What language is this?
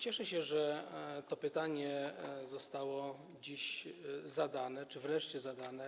Polish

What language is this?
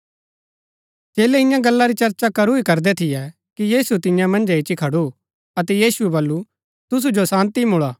Gaddi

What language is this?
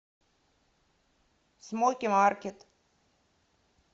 Russian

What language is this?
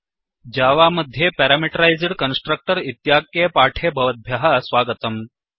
Sanskrit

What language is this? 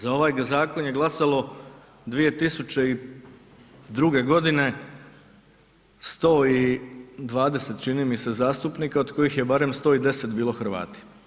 Croatian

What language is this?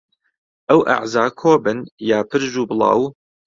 Central Kurdish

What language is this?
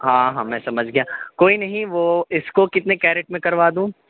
Urdu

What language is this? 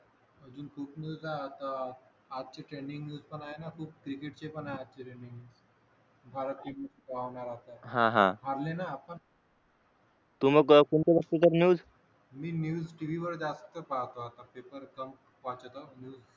Marathi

